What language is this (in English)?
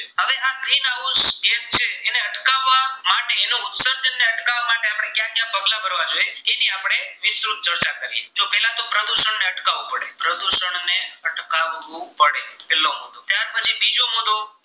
Gujarati